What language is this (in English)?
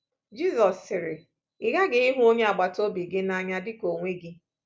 Igbo